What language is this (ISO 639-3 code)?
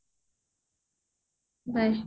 ori